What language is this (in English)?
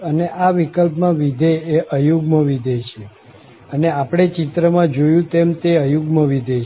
Gujarati